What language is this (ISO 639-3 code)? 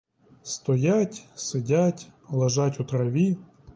ukr